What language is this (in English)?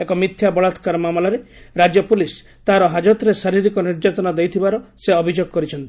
Odia